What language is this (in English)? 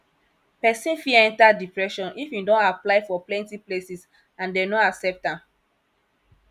Nigerian Pidgin